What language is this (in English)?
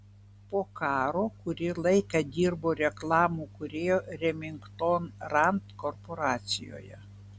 Lithuanian